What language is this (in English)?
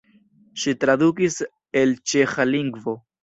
Esperanto